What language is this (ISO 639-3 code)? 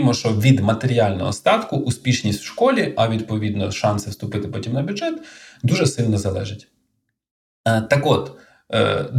ukr